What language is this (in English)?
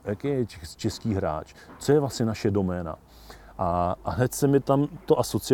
Czech